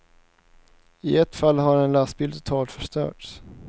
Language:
Swedish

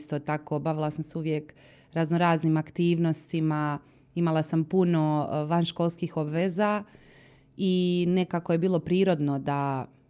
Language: Croatian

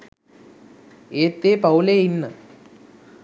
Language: Sinhala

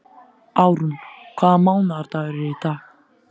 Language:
Icelandic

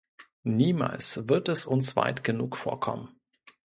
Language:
German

